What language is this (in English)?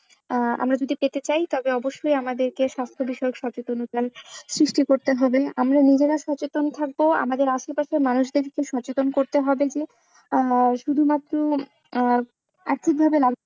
Bangla